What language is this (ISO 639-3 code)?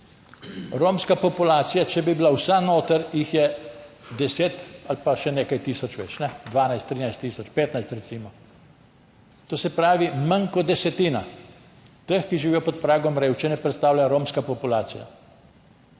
slv